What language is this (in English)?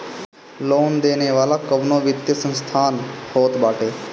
Bhojpuri